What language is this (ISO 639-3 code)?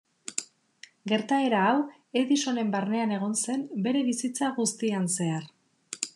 eus